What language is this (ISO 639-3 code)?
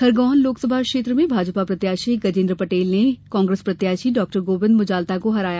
hin